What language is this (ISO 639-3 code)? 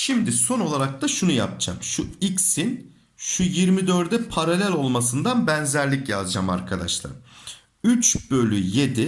tur